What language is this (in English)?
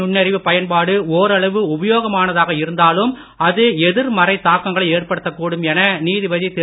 Tamil